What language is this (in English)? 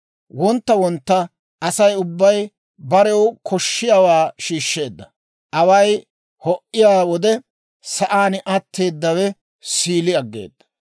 Dawro